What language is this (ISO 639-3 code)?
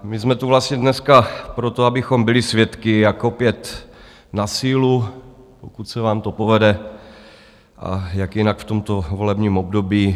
ces